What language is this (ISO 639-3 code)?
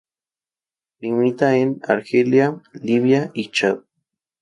spa